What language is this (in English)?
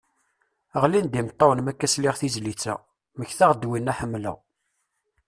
Kabyle